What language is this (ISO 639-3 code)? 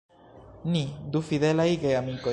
epo